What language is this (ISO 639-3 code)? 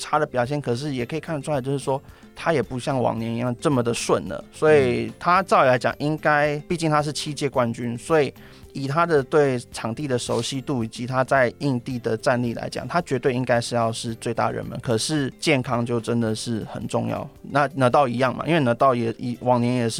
zho